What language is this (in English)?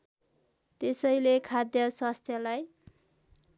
Nepali